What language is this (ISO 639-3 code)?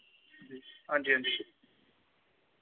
doi